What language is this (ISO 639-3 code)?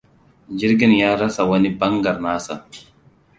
hau